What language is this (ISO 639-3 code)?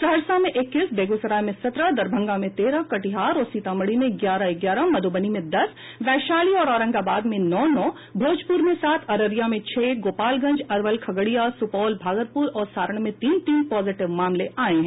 hin